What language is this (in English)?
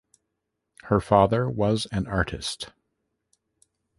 English